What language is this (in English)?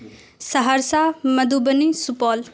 Urdu